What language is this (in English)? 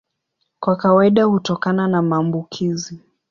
Swahili